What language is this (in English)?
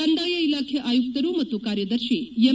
Kannada